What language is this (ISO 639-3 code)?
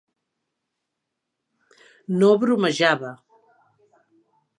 cat